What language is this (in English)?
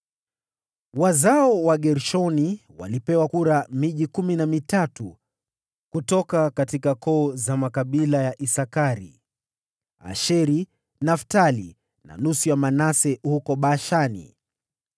Swahili